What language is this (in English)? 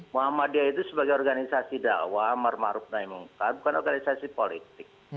Indonesian